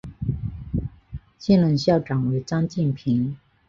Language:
Chinese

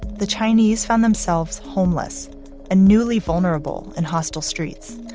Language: English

